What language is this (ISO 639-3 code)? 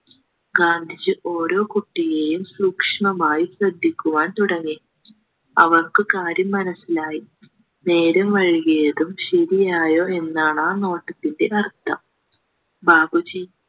mal